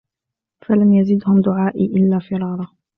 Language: Arabic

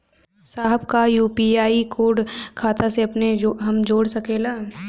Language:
Bhojpuri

